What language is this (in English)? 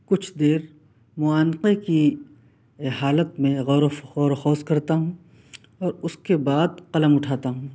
Urdu